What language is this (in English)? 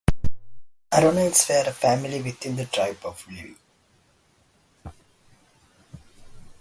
English